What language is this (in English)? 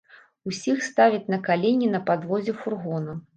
Belarusian